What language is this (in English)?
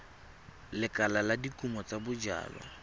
Tswana